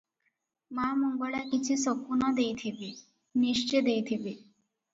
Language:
Odia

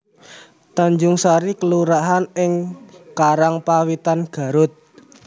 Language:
Javanese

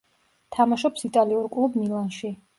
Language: Georgian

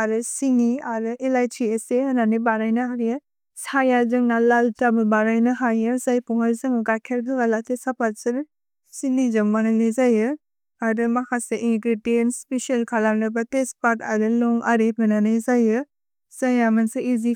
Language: Bodo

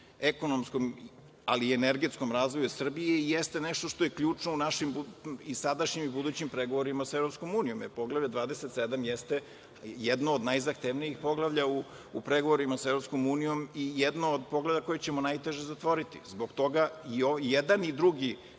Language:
Serbian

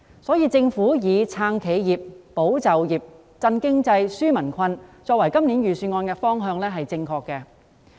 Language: Cantonese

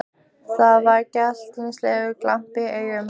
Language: Icelandic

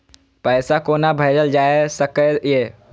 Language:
Maithili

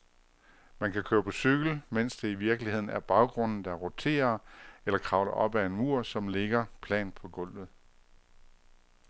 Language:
Danish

